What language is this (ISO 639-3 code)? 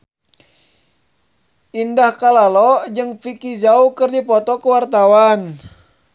sun